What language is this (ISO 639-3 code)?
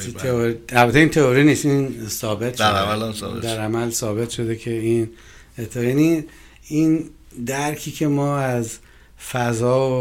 fas